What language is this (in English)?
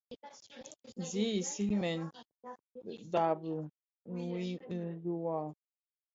Bafia